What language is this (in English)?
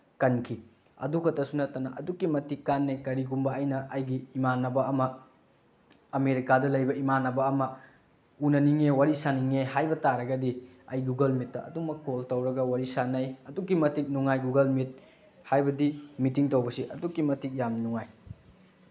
Manipuri